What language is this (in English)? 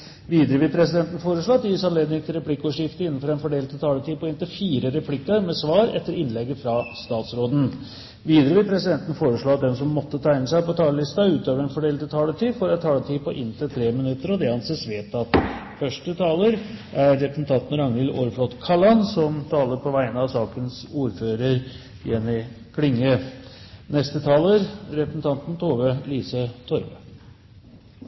Norwegian Bokmål